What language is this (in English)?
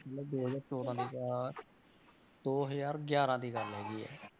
Punjabi